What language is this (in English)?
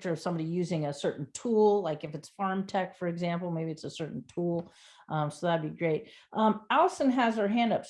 English